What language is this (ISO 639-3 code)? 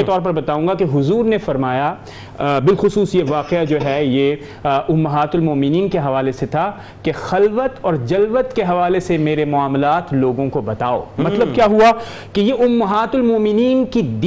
urd